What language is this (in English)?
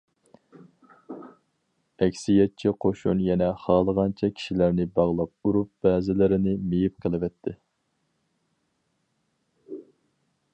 Uyghur